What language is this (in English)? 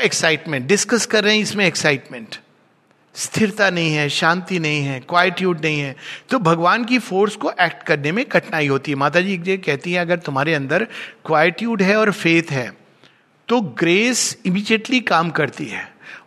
Hindi